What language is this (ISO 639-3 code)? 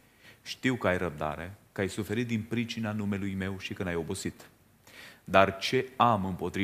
ron